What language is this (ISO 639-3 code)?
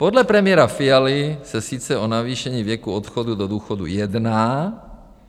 ces